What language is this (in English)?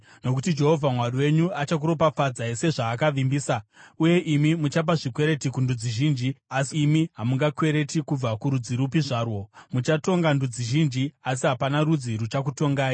Shona